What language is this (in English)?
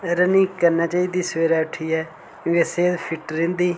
Dogri